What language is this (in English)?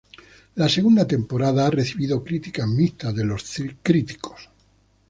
Spanish